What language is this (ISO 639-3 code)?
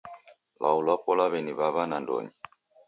dav